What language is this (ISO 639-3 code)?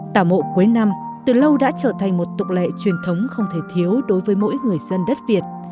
vie